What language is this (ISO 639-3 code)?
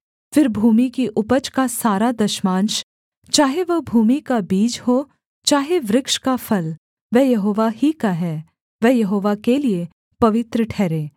hin